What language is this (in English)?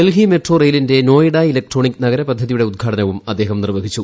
Malayalam